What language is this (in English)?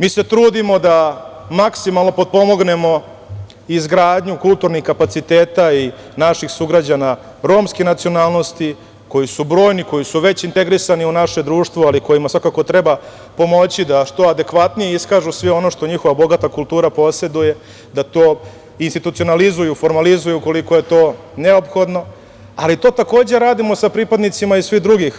Serbian